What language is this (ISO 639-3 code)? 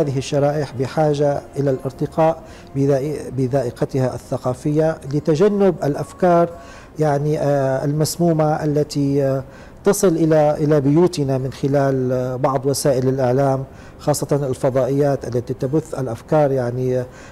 ara